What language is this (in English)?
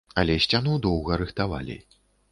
Belarusian